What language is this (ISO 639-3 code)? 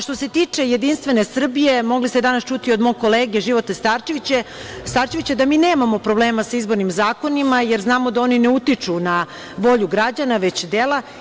srp